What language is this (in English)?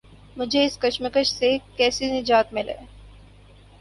Urdu